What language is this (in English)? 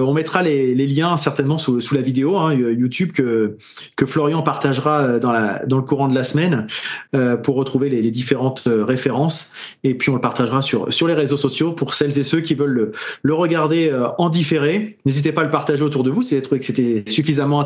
French